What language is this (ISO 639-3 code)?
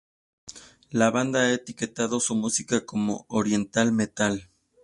spa